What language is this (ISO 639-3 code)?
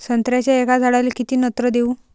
mar